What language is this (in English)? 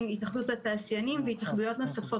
Hebrew